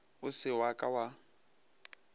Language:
Northern Sotho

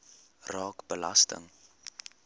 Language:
Afrikaans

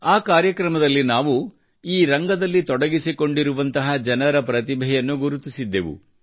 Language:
Kannada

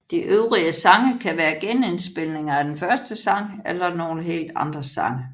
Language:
Danish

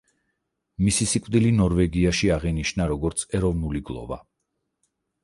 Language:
Georgian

